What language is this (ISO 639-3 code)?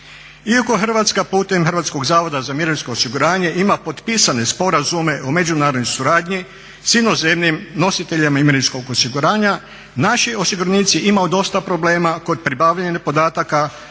hrv